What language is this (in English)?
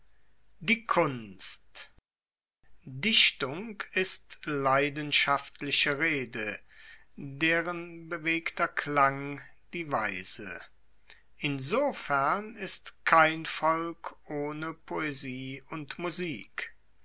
German